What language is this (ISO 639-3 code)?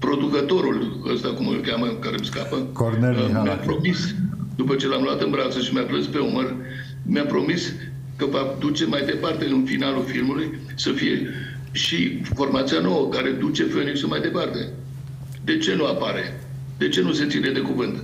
ron